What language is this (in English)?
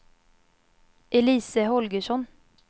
Swedish